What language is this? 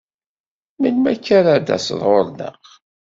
Kabyle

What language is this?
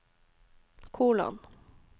Norwegian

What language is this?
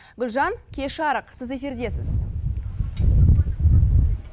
Kazakh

